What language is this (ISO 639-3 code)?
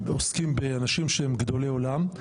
heb